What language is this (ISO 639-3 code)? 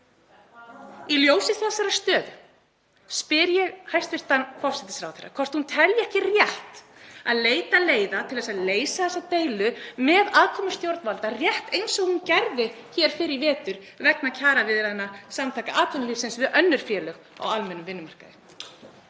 isl